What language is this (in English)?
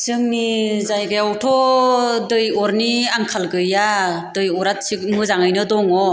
Bodo